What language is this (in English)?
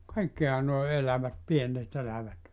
Finnish